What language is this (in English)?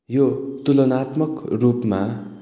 Nepali